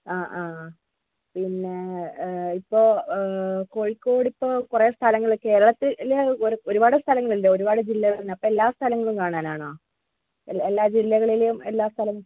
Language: Malayalam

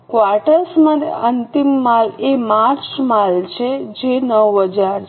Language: Gujarati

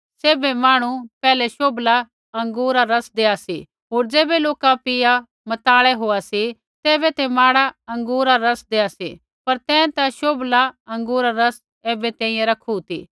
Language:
Kullu Pahari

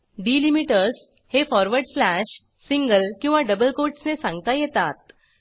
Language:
Marathi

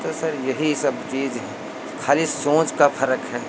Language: Hindi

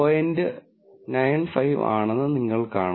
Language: Malayalam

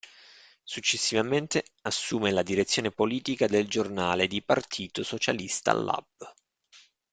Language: Italian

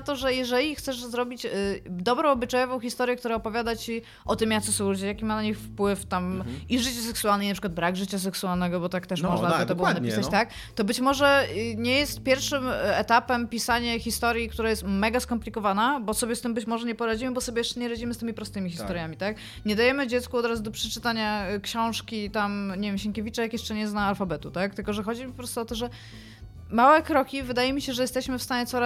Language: Polish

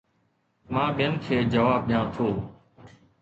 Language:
Sindhi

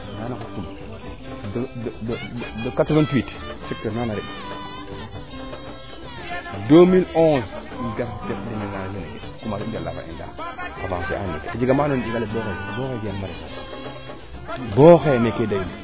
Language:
Serer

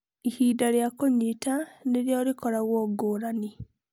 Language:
Kikuyu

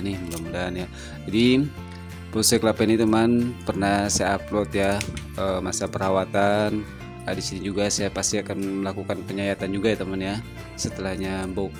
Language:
Indonesian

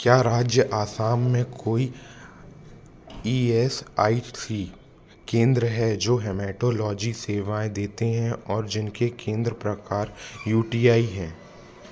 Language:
Hindi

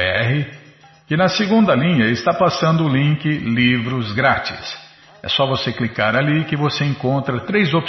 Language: Portuguese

